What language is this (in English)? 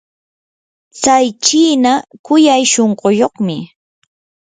Yanahuanca Pasco Quechua